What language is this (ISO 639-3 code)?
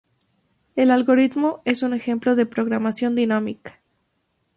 spa